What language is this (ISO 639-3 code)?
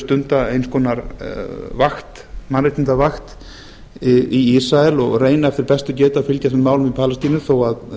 isl